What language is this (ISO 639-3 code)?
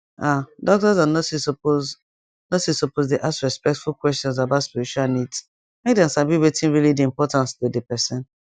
pcm